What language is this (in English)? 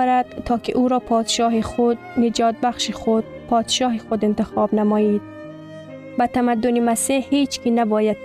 Persian